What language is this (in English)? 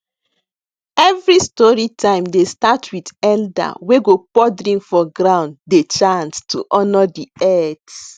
Nigerian Pidgin